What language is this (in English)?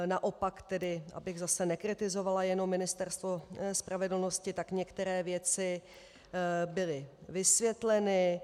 Czech